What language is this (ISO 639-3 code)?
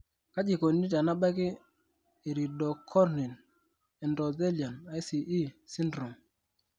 mas